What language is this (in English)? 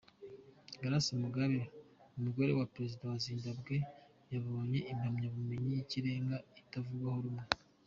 Kinyarwanda